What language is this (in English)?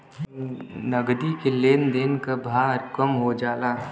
Bhojpuri